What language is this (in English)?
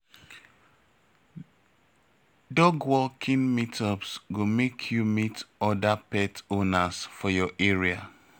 Nigerian Pidgin